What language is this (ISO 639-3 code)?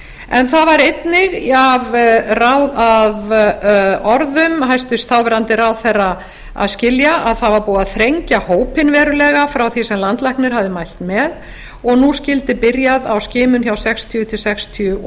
isl